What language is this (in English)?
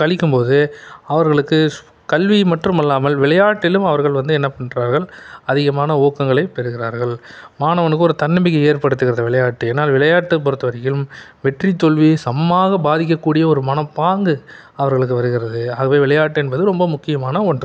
Tamil